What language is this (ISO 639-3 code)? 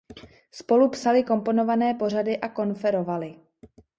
ces